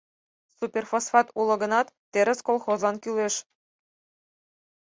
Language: Mari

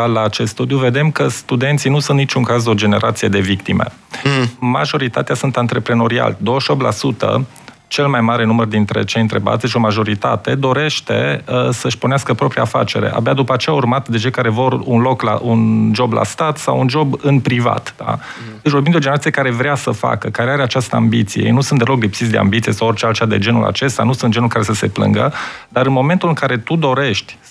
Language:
Romanian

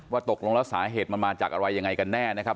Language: Thai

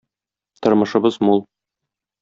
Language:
Tatar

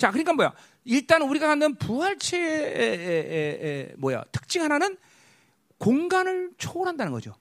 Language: Korean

